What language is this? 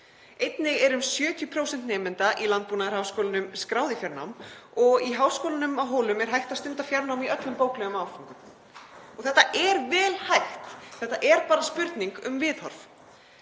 Icelandic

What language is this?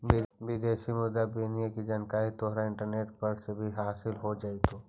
Magahi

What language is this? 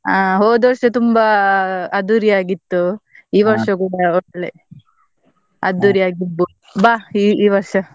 Kannada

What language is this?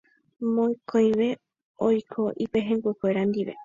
Guarani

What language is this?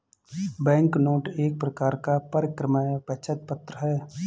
Hindi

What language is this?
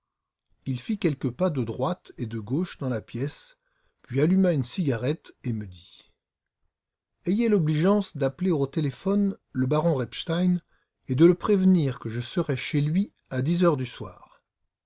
French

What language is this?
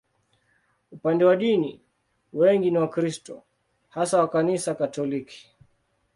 Swahili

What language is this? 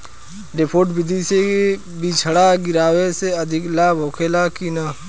Bhojpuri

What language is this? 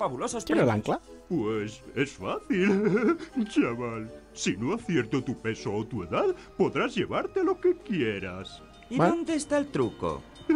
Spanish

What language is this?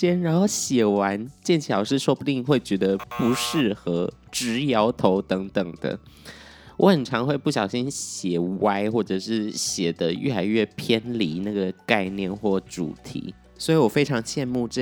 Chinese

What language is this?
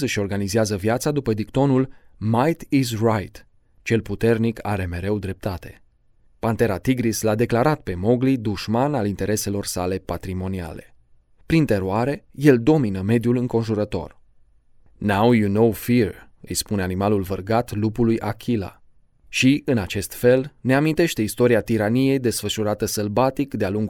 Romanian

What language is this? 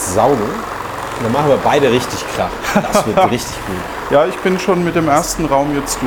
German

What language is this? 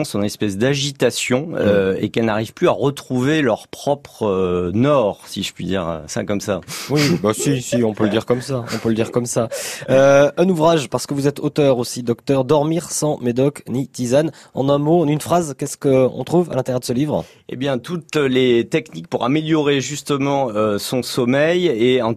French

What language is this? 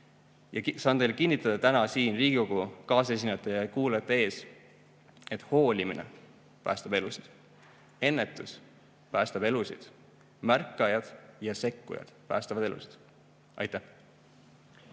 Estonian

